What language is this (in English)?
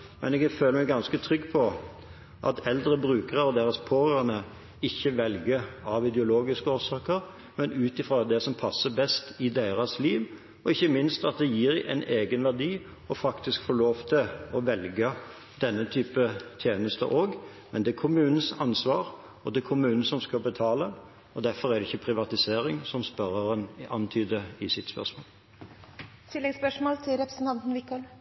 Norwegian Bokmål